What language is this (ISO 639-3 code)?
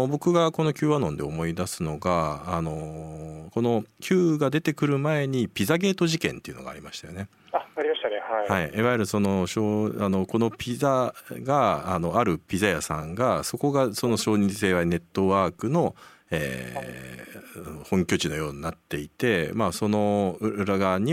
jpn